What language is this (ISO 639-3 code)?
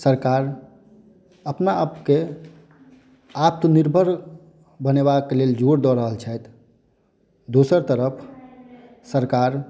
mai